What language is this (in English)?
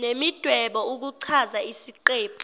Zulu